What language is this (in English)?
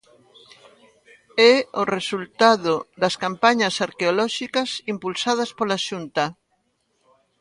Galician